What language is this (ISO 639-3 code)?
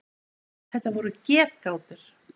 isl